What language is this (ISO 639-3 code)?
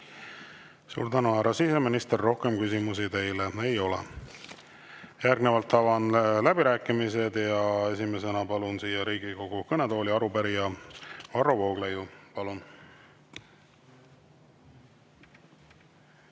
est